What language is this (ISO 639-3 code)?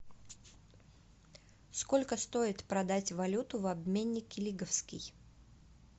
rus